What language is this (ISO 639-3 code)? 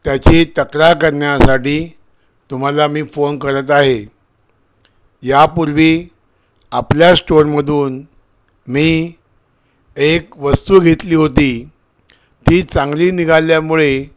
mar